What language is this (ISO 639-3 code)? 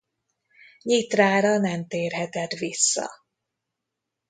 hun